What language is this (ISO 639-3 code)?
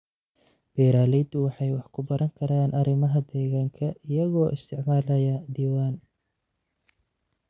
som